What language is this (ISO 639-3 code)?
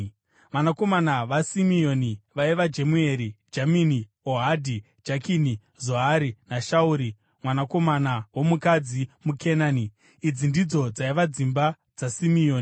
sna